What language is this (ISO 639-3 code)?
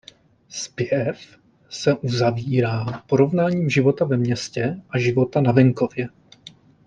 ces